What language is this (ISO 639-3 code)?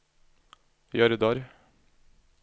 nor